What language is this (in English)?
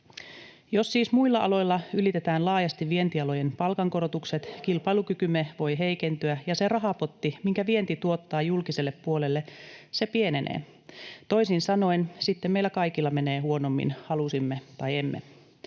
Finnish